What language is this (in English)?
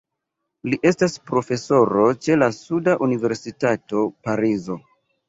Esperanto